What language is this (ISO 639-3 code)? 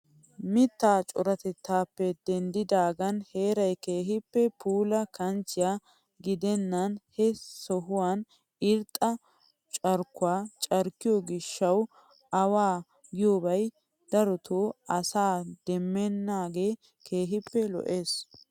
wal